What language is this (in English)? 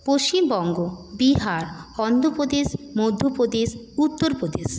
Bangla